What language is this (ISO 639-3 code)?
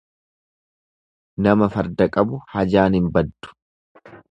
orm